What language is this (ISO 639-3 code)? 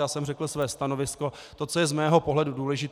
ces